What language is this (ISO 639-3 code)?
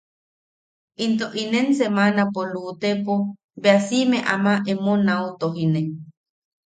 yaq